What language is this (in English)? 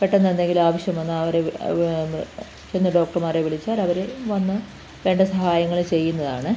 Malayalam